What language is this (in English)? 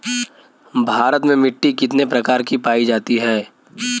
Bhojpuri